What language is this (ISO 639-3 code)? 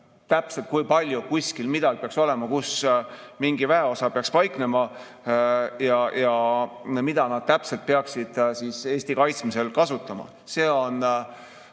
est